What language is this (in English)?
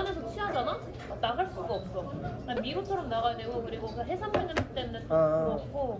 Korean